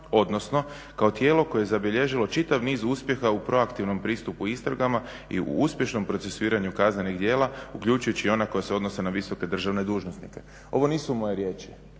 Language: Croatian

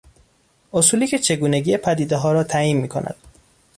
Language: Persian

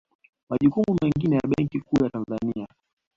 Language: Swahili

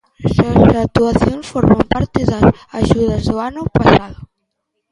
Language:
Galician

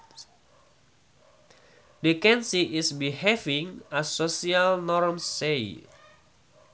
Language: Sundanese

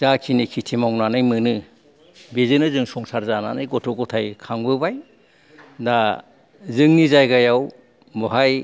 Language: Bodo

